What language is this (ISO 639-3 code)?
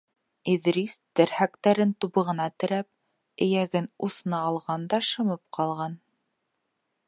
bak